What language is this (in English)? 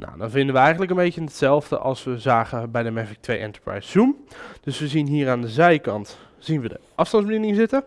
Dutch